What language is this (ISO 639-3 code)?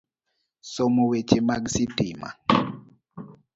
luo